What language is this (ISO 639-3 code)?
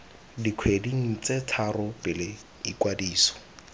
tsn